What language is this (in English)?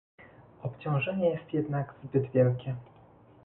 Polish